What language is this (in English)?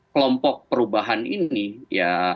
Indonesian